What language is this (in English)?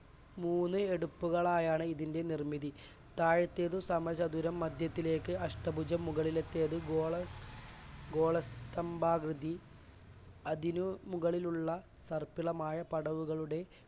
Malayalam